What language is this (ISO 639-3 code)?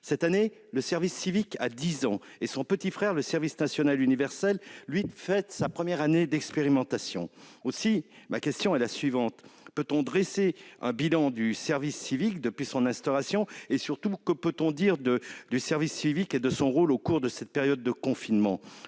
fra